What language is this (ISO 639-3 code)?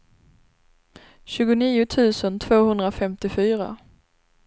swe